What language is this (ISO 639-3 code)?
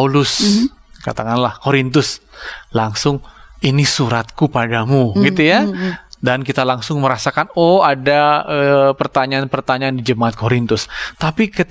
ind